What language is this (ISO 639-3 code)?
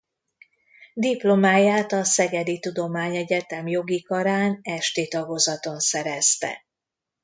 hun